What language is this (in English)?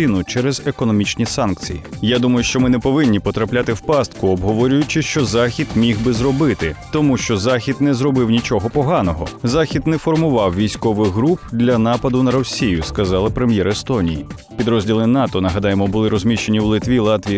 Ukrainian